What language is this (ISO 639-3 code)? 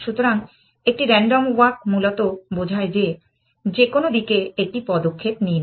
ben